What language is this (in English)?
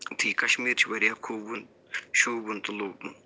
Kashmiri